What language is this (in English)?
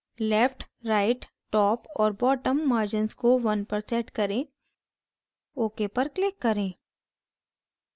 Hindi